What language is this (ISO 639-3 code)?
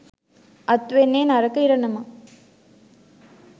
sin